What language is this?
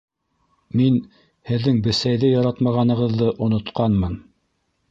Bashkir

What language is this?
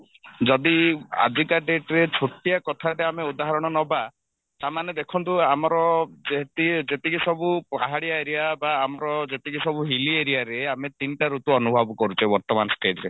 Odia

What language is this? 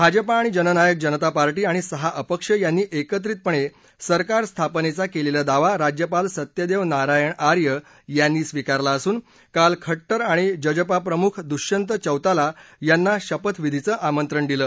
Marathi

